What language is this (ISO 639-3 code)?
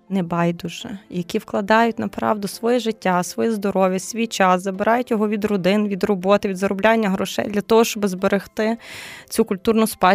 ukr